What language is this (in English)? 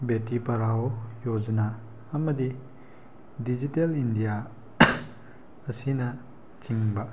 Manipuri